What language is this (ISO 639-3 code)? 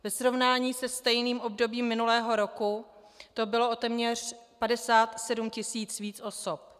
ces